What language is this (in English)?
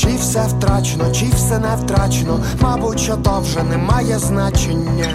Ukrainian